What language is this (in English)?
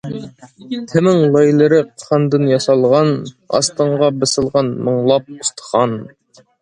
Uyghur